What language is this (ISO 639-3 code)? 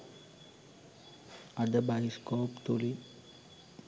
sin